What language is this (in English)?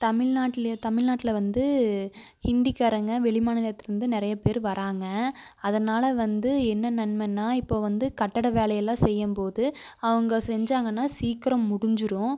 Tamil